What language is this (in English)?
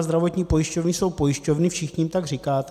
Czech